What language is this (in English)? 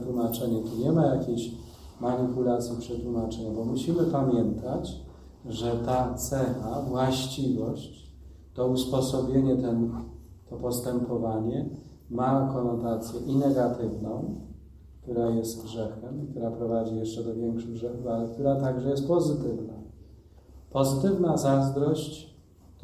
Polish